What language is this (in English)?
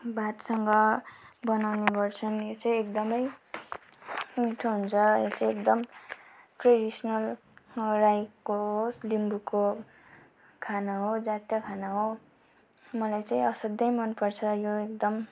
Nepali